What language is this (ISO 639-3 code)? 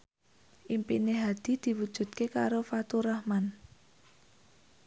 jav